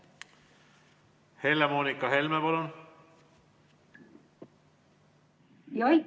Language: Estonian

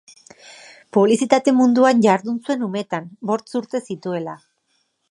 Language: Basque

